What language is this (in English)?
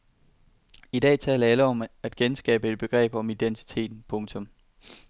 Danish